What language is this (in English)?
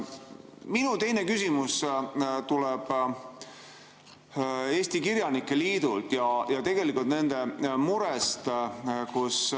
Estonian